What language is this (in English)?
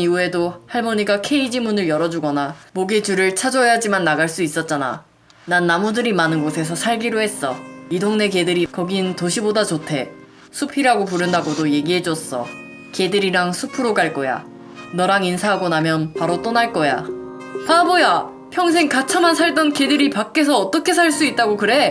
Korean